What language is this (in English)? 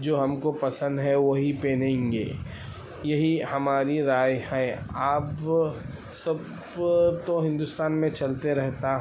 Urdu